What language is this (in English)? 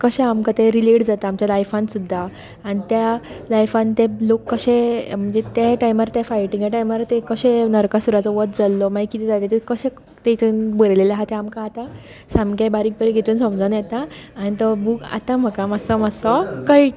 Konkani